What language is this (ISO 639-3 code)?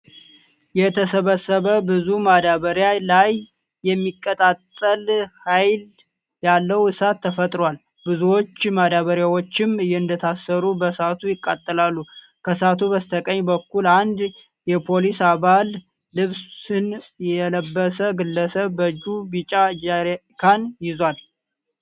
amh